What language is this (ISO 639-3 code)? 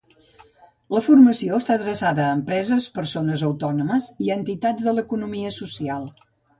cat